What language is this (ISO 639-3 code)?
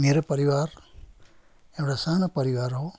nep